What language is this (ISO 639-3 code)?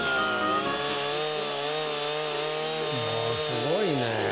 jpn